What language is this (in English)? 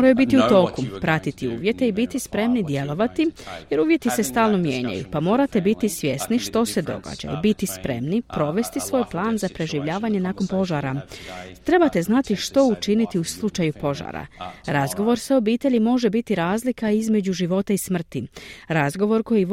Croatian